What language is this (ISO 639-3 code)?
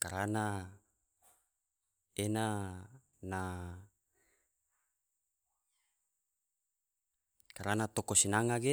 tvo